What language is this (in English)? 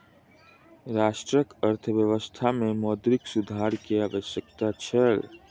Maithili